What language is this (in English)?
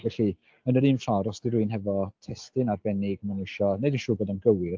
Welsh